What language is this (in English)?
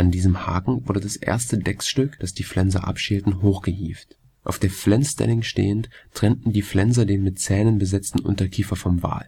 German